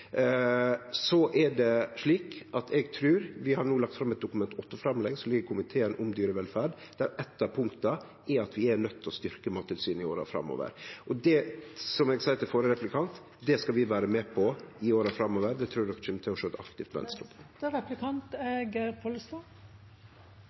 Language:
Norwegian Nynorsk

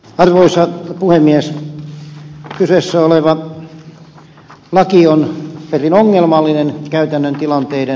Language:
Finnish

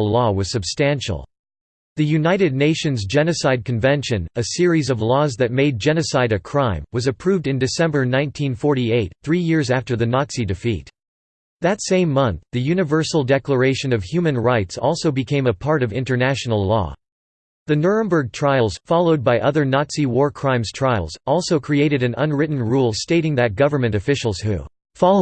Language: English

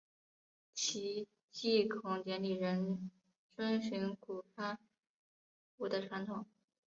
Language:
Chinese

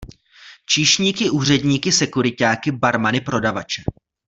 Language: Czech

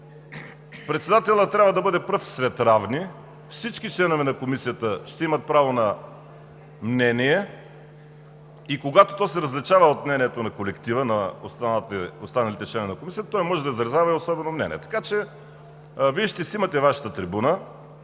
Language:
Bulgarian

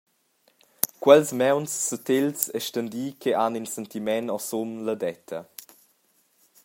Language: Romansh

